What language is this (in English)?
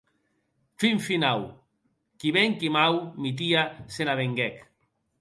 Occitan